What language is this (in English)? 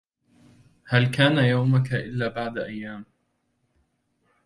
Arabic